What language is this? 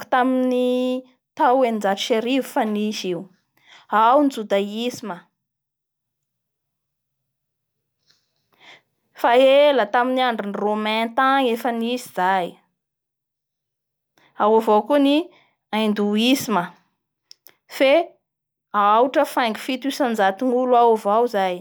Bara Malagasy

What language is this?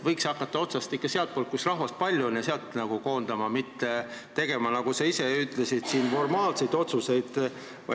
Estonian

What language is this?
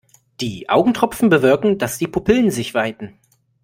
German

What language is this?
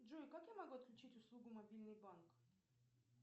Russian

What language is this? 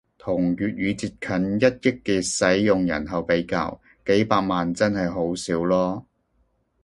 Cantonese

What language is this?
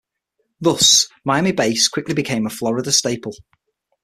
English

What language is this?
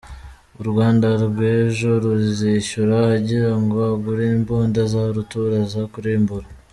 Kinyarwanda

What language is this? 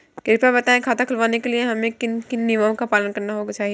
Hindi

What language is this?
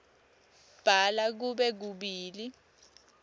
Swati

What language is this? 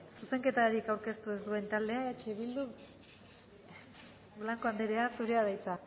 Basque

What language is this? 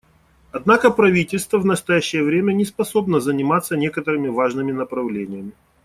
Russian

